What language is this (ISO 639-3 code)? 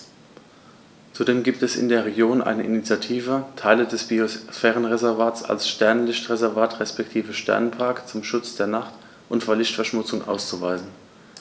deu